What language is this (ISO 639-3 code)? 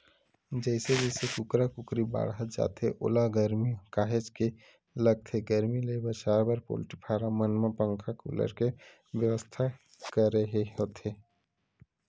hne